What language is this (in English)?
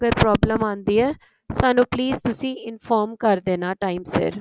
Punjabi